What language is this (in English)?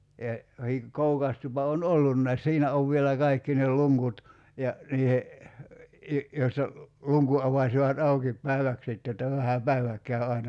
Finnish